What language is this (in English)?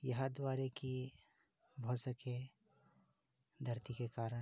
Maithili